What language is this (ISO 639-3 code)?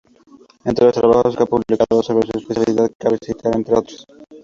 spa